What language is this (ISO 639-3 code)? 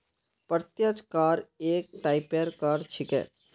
mag